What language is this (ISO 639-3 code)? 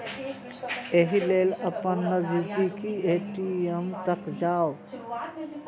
mai